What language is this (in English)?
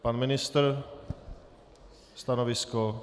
Czech